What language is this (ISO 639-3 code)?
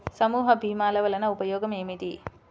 tel